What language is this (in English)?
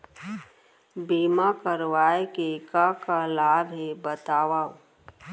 Chhattisgarhi